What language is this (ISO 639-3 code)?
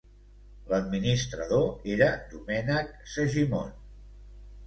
cat